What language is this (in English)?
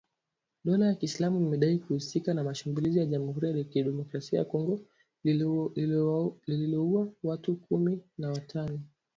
Swahili